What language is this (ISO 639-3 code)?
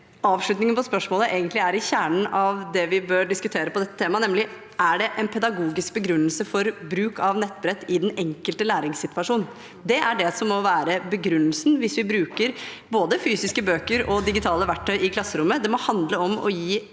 nor